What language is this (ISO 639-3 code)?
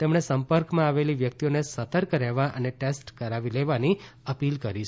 guj